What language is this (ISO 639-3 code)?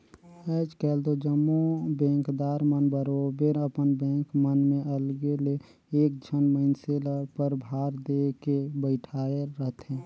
hne